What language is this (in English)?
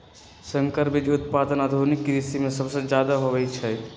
Magahi